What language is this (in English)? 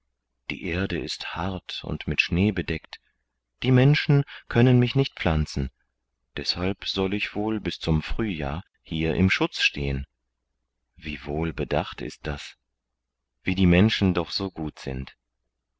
German